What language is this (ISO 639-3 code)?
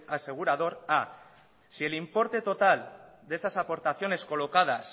spa